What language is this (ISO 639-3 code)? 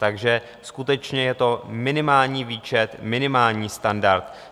ces